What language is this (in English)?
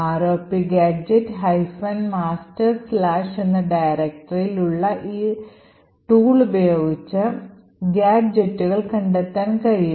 Malayalam